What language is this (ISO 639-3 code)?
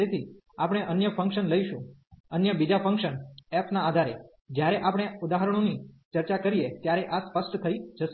guj